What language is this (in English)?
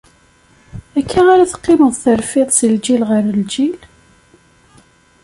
Kabyle